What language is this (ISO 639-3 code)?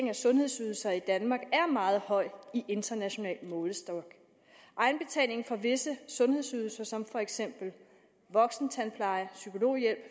dan